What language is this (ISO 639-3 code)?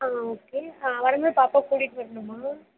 tam